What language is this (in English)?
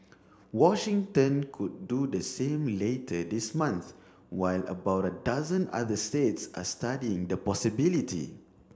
English